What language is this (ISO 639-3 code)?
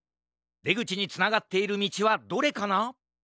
jpn